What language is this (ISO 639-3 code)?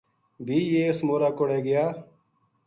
gju